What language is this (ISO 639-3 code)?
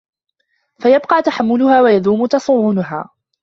ara